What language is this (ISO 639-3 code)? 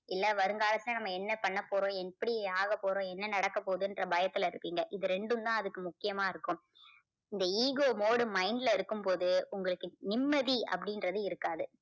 tam